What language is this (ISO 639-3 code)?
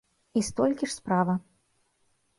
bel